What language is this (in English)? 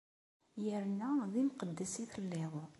Kabyle